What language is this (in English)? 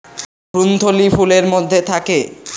Bangla